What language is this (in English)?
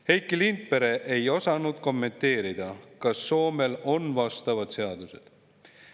Estonian